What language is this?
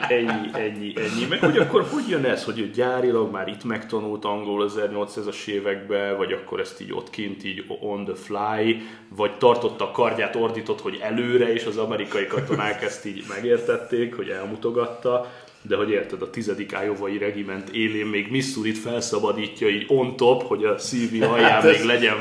Hungarian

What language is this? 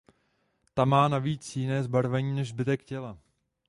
Czech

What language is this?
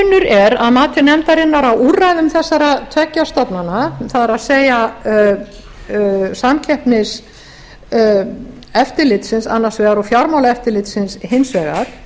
Icelandic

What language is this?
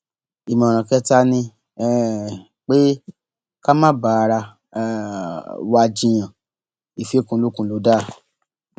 Yoruba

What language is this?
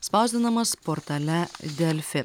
Lithuanian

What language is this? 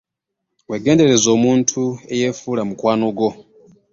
Ganda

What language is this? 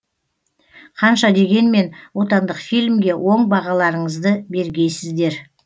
Kazakh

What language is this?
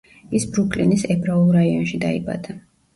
Georgian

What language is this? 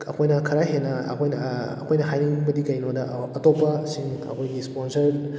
Manipuri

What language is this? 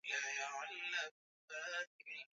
Swahili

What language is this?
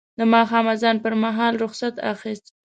Pashto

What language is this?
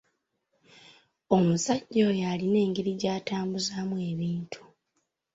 Ganda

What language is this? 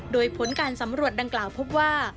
Thai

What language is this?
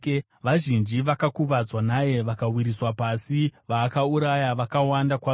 Shona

